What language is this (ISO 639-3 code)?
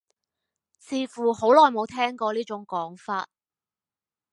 yue